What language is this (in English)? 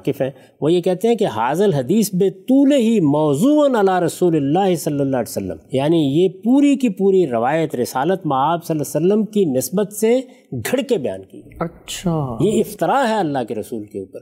Urdu